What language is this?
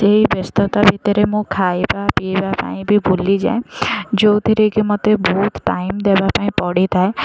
Odia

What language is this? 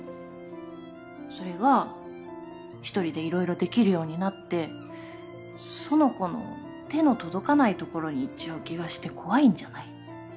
Japanese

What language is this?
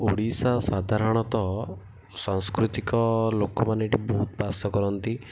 Odia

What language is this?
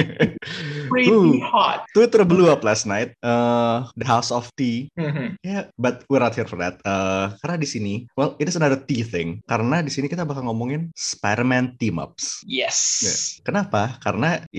Indonesian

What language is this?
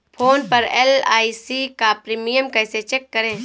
Hindi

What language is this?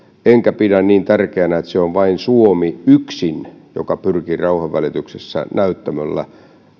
Finnish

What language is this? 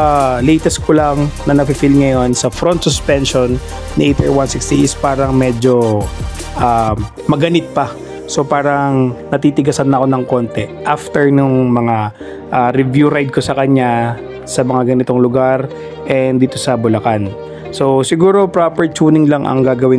Filipino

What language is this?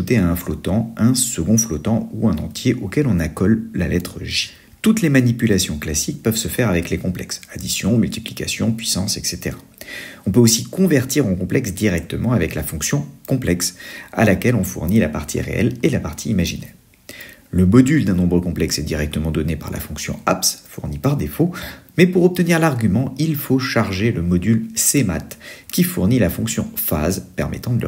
French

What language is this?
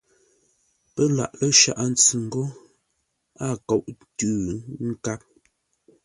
Ngombale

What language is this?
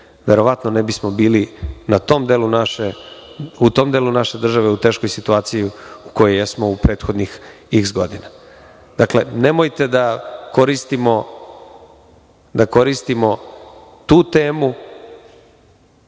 Serbian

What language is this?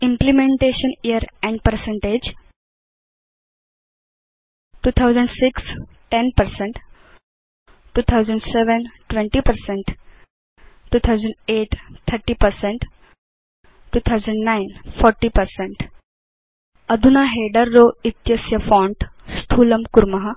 Sanskrit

